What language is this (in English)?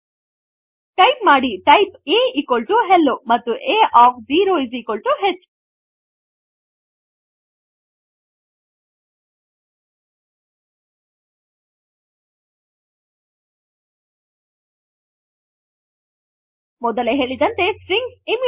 Kannada